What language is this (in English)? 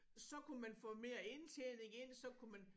Danish